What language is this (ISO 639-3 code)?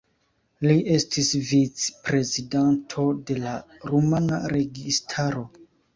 epo